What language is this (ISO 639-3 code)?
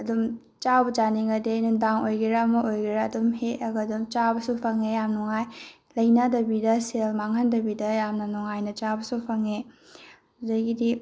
mni